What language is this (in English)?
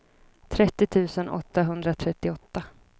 Swedish